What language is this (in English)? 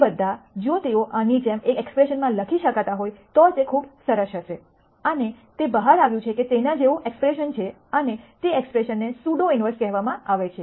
Gujarati